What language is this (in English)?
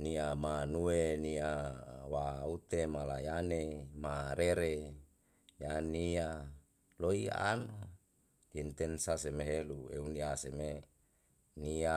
Yalahatan